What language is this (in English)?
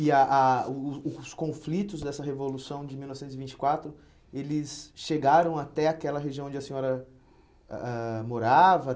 Portuguese